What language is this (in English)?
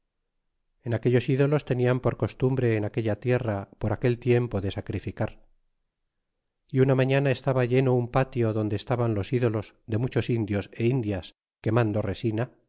Spanish